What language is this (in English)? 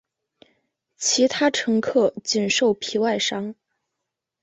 Chinese